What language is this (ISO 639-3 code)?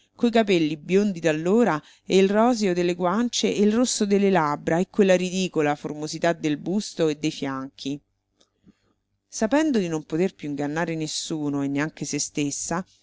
ita